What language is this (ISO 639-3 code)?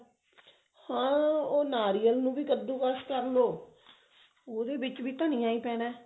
pan